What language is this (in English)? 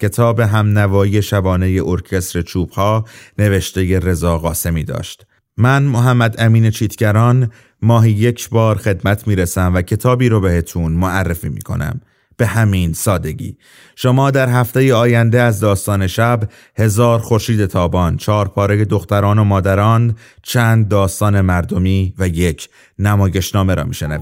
Persian